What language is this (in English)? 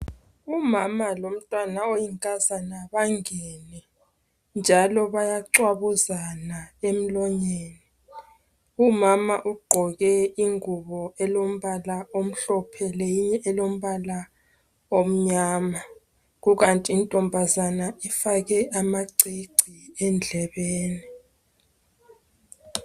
North Ndebele